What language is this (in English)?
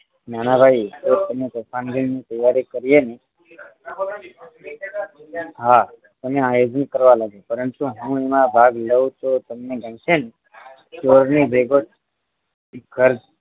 Gujarati